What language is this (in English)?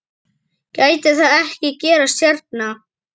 Icelandic